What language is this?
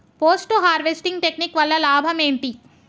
Telugu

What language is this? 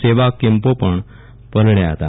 Gujarati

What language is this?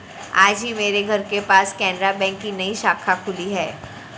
Hindi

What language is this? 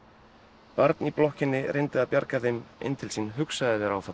Icelandic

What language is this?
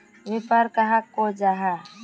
Magahi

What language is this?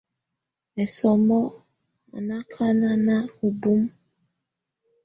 Tunen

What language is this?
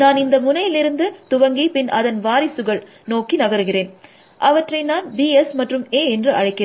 Tamil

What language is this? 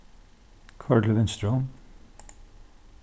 Faroese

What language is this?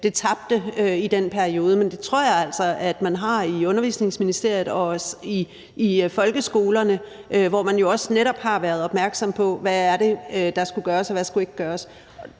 Danish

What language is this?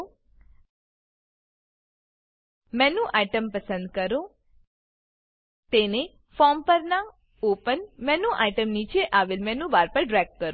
Gujarati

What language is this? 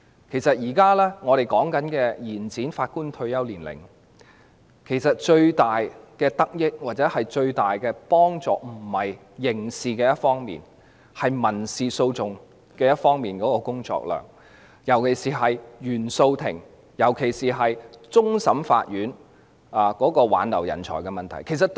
Cantonese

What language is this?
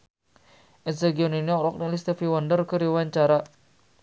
Sundanese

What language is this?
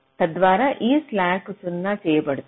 Telugu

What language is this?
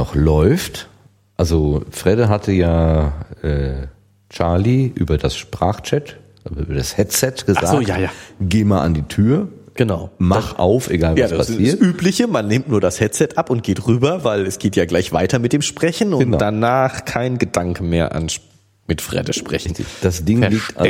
German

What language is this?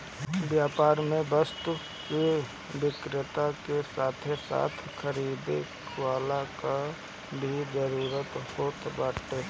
Bhojpuri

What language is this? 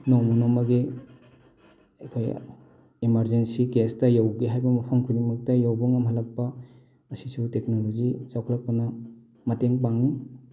Manipuri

